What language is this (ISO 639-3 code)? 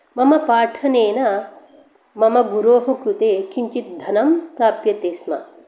san